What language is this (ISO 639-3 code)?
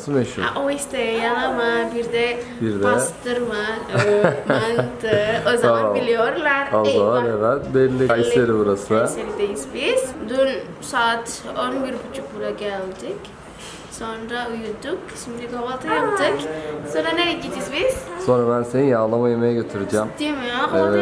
tur